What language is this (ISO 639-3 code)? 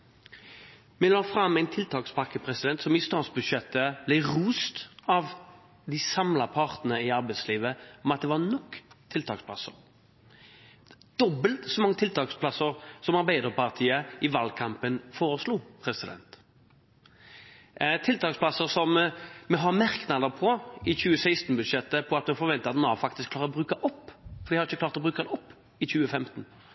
nob